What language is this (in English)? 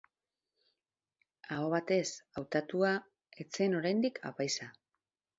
Basque